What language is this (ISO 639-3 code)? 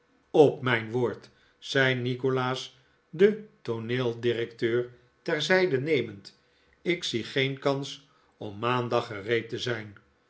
nld